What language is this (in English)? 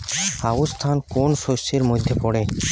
Bangla